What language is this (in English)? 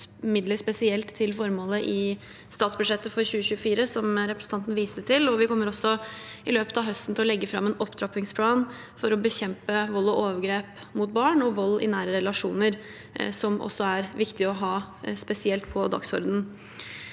Norwegian